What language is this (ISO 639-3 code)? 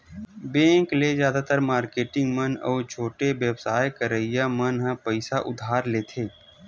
hne